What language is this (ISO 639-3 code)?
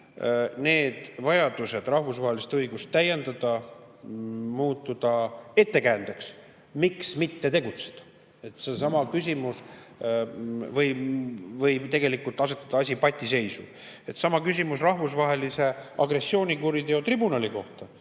est